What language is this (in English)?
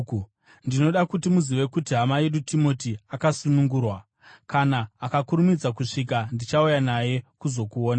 Shona